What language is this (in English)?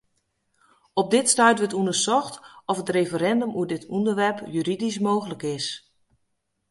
Western Frisian